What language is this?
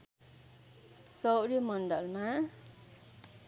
Nepali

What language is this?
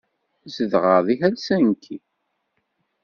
Kabyle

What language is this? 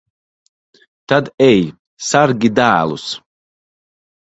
Latvian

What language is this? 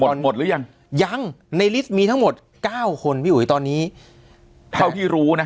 Thai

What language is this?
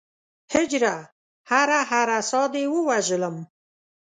Pashto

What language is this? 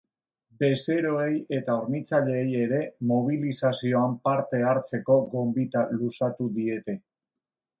Basque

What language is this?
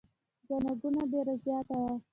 Pashto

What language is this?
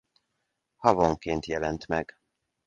Hungarian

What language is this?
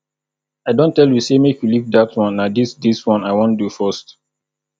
Nigerian Pidgin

